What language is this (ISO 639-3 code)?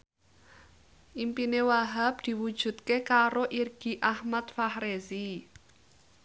jav